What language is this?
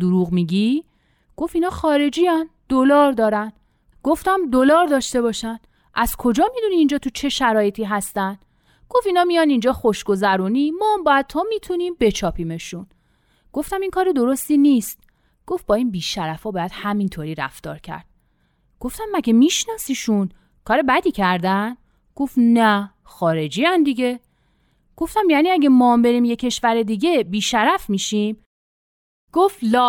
Persian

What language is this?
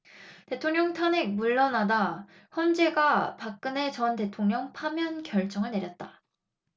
Korean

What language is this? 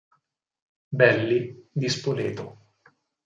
Italian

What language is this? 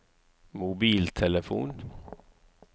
Norwegian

